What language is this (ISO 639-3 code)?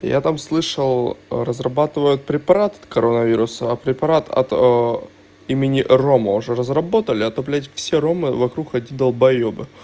rus